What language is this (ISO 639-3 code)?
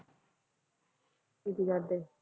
pan